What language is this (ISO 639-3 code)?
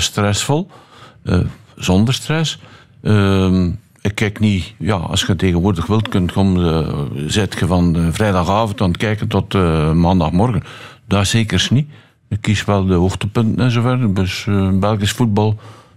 nld